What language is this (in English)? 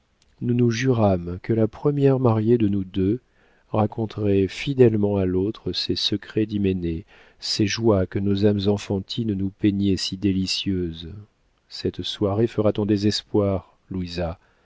French